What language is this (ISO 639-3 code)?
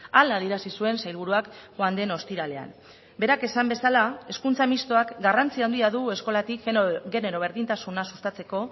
eus